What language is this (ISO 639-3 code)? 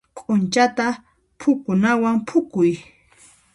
qxp